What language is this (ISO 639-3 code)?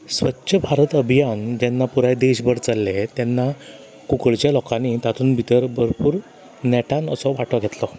kok